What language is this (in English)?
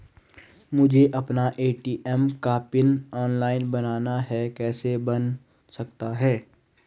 Hindi